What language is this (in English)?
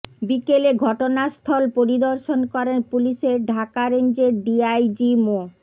Bangla